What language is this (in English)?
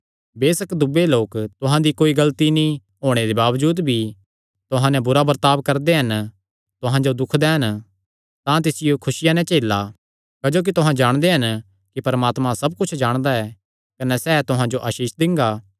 Kangri